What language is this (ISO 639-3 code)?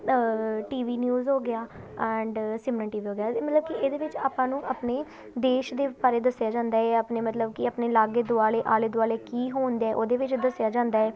pan